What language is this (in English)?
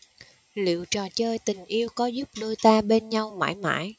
Vietnamese